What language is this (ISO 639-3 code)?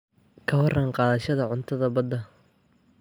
som